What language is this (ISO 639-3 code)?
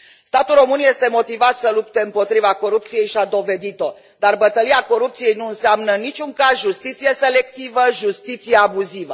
ron